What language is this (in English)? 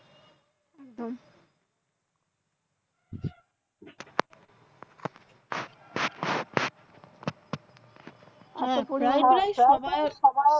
Bangla